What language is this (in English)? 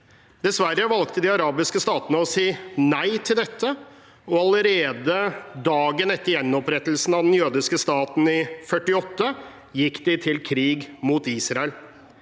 Norwegian